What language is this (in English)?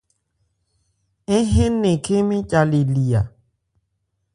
Ebrié